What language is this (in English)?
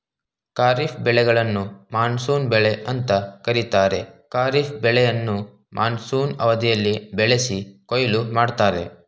Kannada